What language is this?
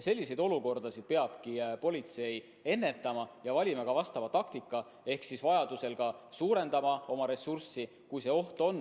Estonian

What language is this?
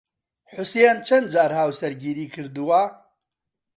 Central Kurdish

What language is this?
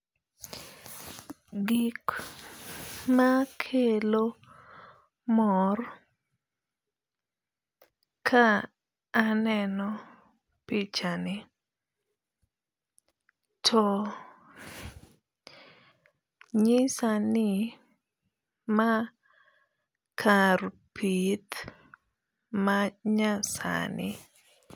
Luo (Kenya and Tanzania)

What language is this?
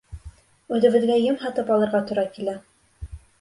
Bashkir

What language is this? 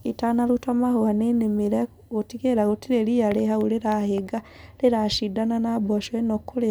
Kikuyu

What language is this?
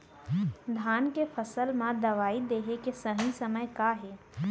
Chhattisgarhi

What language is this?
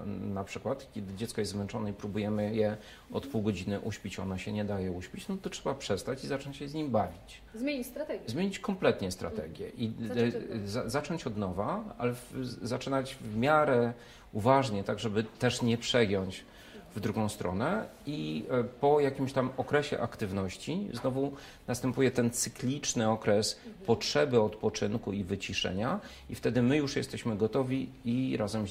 Polish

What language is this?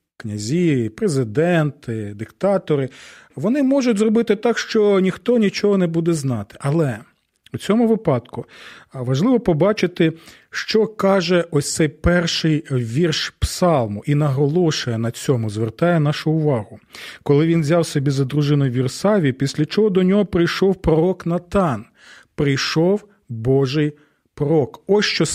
Ukrainian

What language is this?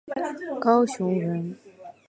Chinese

